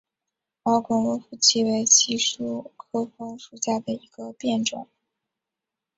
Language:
Chinese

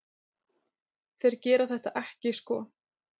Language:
Icelandic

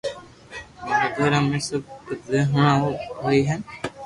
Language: Loarki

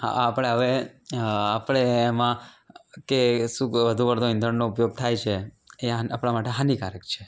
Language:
Gujarati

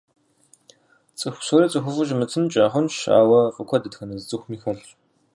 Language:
Kabardian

